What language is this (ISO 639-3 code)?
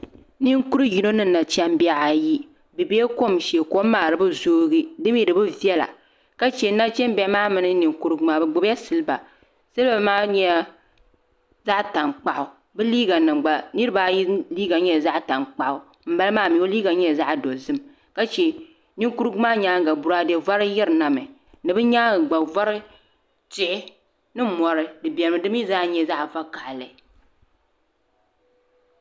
dag